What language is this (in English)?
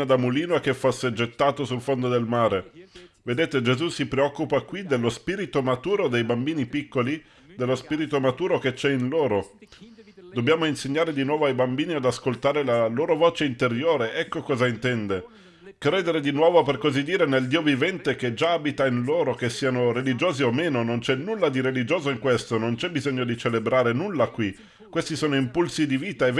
Italian